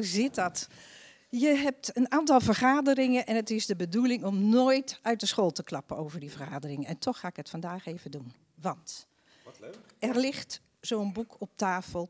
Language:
Dutch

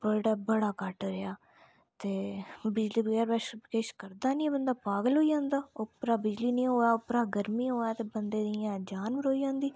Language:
Dogri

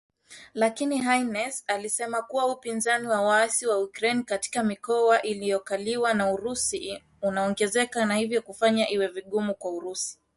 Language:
Swahili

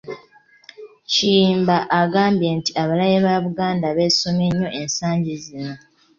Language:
Ganda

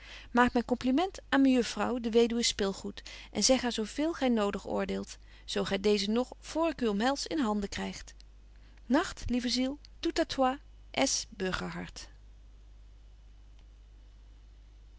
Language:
Dutch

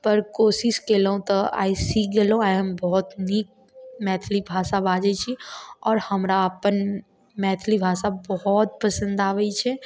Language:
Maithili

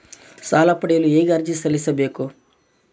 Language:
Kannada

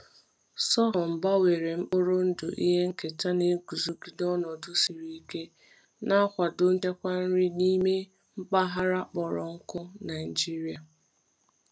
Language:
Igbo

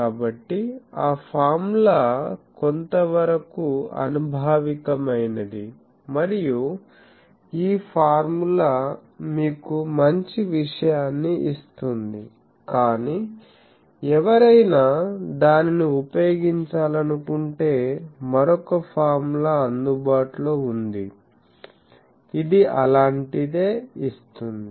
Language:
Telugu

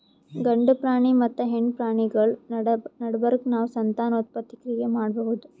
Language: Kannada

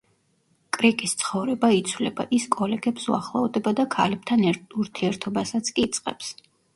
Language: Georgian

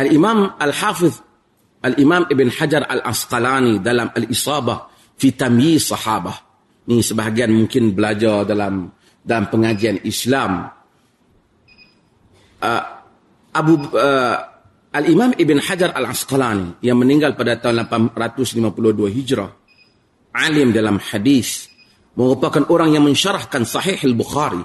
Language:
Malay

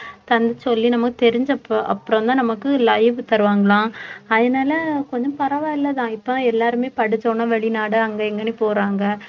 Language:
Tamil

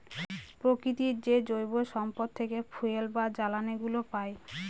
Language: Bangla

